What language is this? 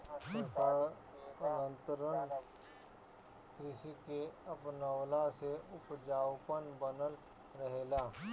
Bhojpuri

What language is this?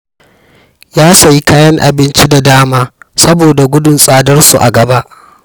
Hausa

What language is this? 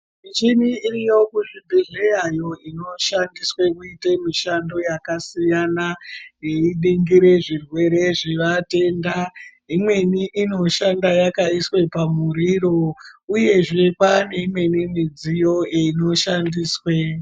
Ndau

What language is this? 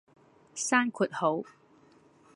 Cantonese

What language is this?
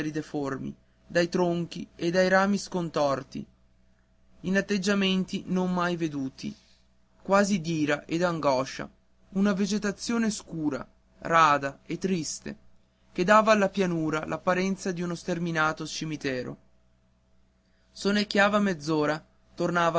Italian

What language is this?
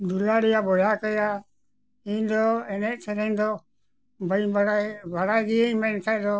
Santali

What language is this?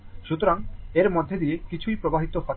Bangla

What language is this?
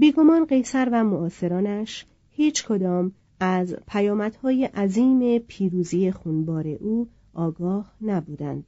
Persian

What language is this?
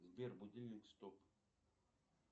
Russian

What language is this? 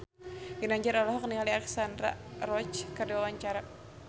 Sundanese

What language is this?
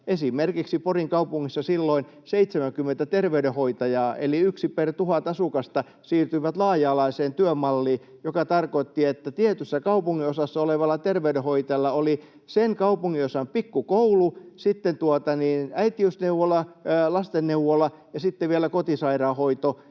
Finnish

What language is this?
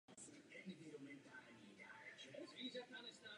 Czech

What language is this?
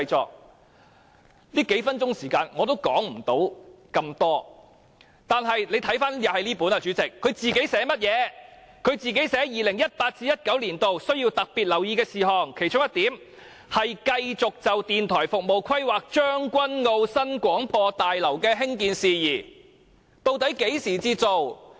Cantonese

